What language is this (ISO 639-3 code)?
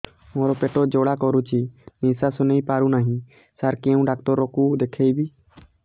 ori